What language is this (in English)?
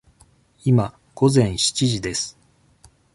Japanese